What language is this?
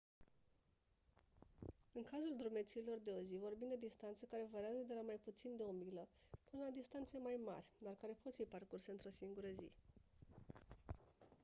Romanian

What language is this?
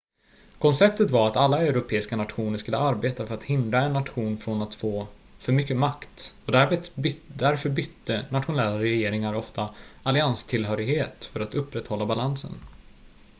Swedish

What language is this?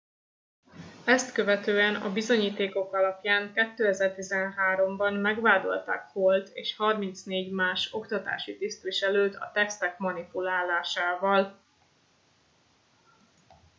Hungarian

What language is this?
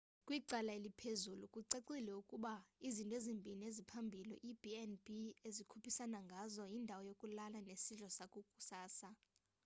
Xhosa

